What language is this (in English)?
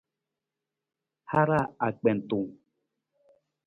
Nawdm